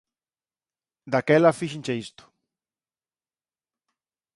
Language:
Galician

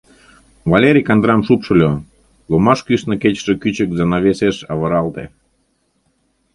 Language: Mari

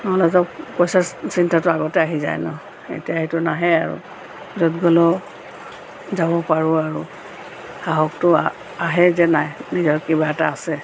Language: Assamese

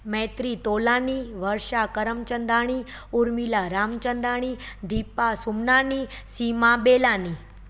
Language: Sindhi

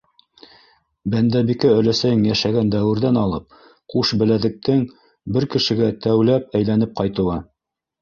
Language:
Bashkir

